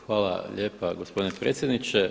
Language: Croatian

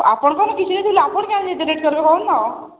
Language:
Odia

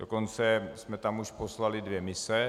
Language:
Czech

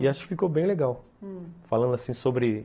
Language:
Portuguese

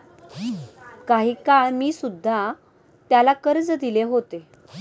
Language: Marathi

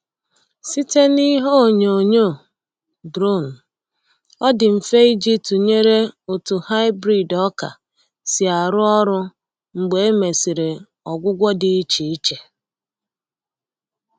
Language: Igbo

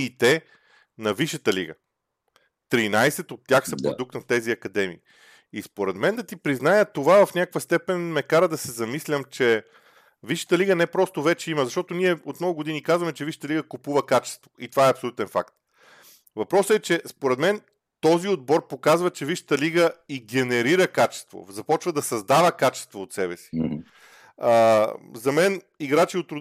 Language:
Bulgarian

